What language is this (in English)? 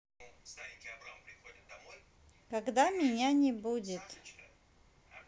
Russian